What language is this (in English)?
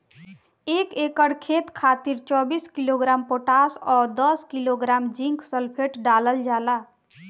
Bhojpuri